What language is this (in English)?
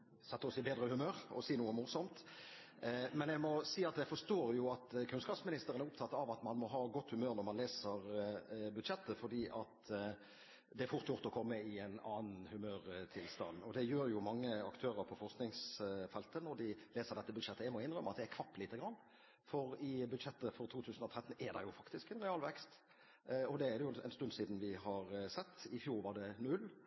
Norwegian Bokmål